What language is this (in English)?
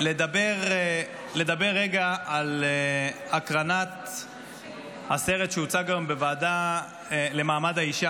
Hebrew